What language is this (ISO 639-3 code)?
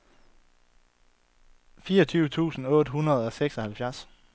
dan